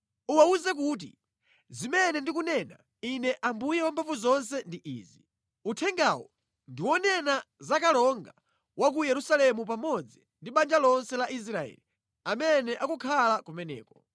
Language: Nyanja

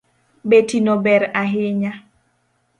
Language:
Luo (Kenya and Tanzania)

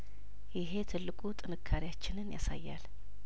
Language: Amharic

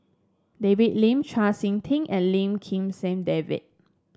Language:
English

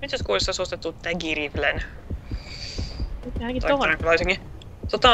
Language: Finnish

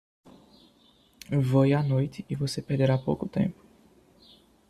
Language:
Portuguese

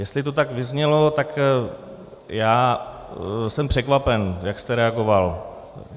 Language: Czech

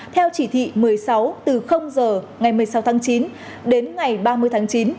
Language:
Vietnamese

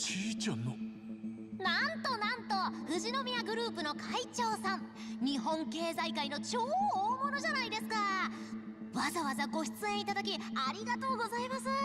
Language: Japanese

